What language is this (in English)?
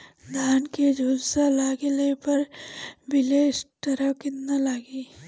Bhojpuri